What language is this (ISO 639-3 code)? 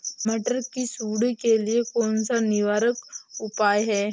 hin